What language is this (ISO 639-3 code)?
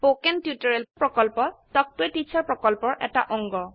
asm